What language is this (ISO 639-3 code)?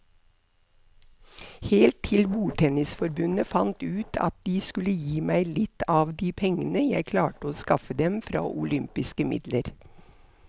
nor